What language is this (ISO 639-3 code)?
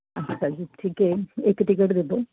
pan